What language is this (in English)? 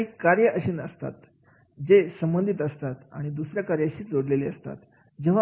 Marathi